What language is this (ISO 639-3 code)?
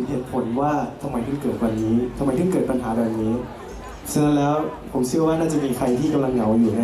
tha